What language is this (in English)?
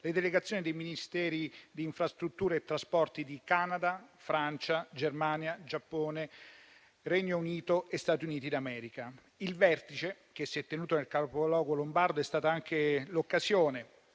Italian